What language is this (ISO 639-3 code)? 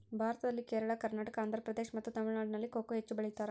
kan